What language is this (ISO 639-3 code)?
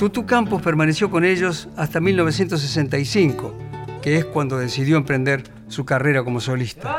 spa